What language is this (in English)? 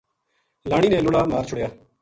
Gujari